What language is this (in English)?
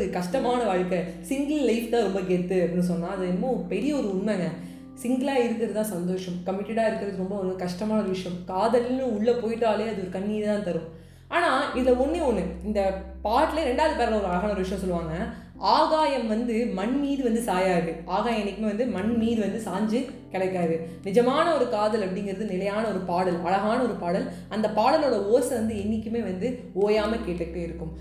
Tamil